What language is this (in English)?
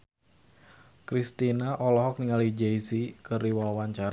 Sundanese